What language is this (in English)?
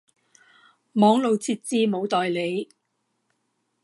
Cantonese